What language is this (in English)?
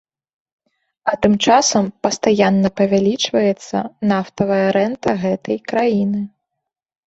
Belarusian